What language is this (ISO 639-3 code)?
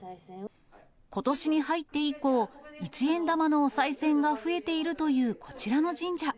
jpn